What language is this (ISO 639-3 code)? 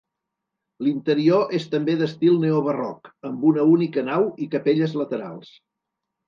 cat